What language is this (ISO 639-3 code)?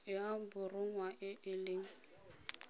tsn